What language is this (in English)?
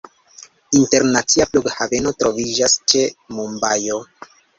Esperanto